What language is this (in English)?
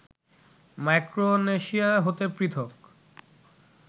Bangla